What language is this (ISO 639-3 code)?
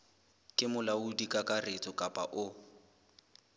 sot